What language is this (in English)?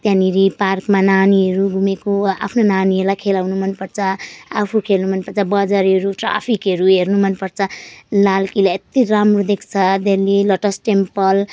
Nepali